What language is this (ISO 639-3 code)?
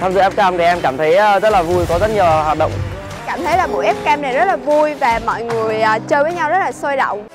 vie